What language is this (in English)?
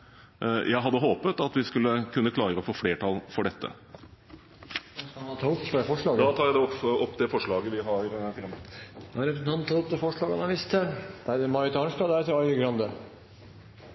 Norwegian